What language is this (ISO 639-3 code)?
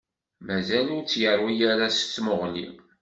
kab